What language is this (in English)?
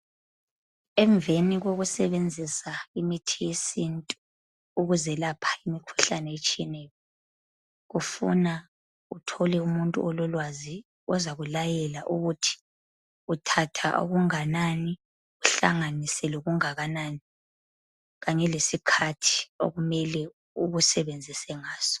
North Ndebele